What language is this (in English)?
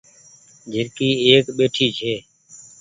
Goaria